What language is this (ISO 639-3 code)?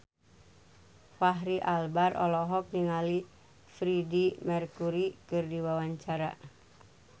sun